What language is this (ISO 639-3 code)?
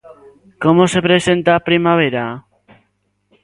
glg